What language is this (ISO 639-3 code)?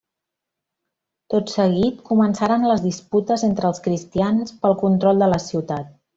cat